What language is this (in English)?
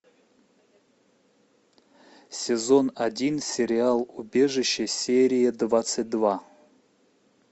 Russian